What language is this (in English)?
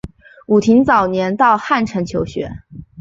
Chinese